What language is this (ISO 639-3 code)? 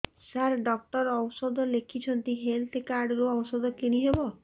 ori